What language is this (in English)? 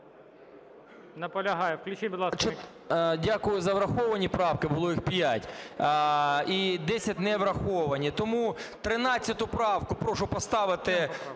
Ukrainian